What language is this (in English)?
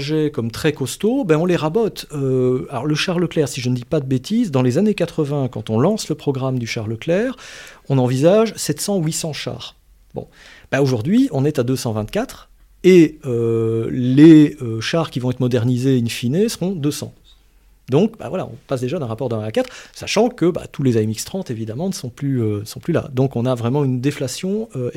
French